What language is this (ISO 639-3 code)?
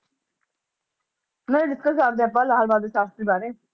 pan